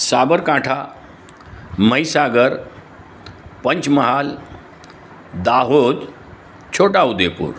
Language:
Gujarati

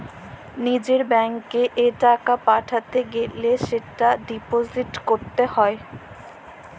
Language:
Bangla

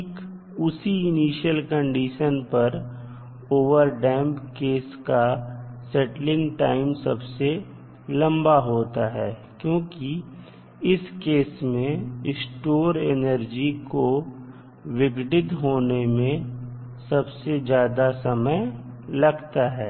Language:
Hindi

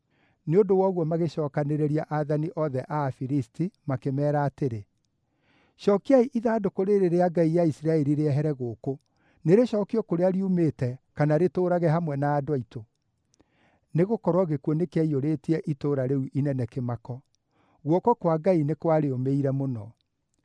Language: Kikuyu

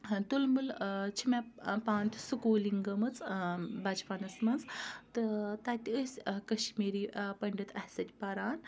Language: Kashmiri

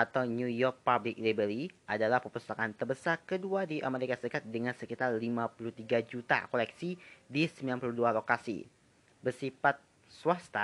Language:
Indonesian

